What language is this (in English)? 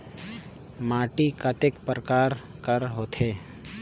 Chhattisgarhi